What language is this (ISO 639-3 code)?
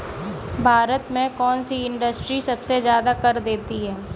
hin